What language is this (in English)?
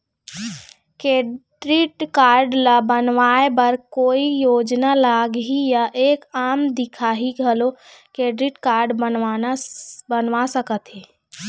Chhattisgarhi